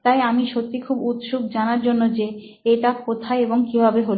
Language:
Bangla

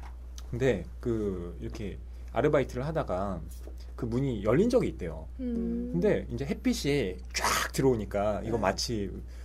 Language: Korean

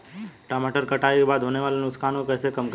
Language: Hindi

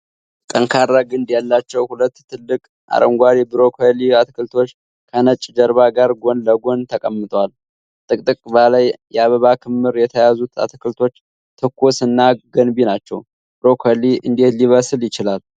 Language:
Amharic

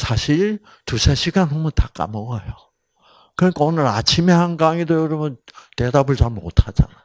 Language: Korean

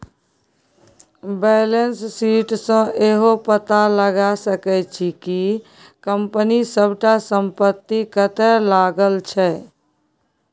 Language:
Maithili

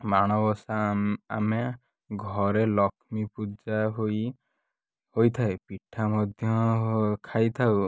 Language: Odia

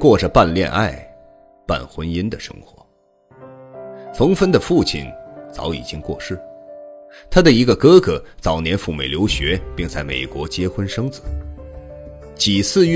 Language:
Chinese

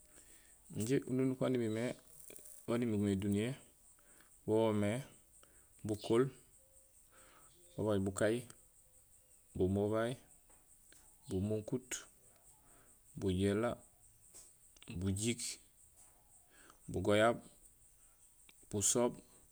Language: Gusilay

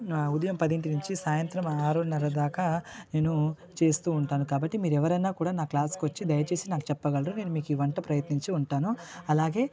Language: Telugu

